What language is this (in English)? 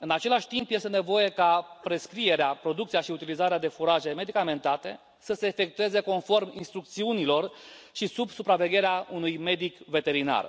Romanian